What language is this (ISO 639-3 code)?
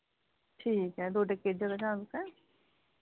doi